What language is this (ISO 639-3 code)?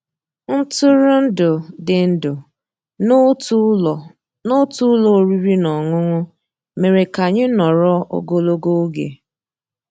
ibo